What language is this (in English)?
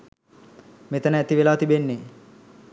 Sinhala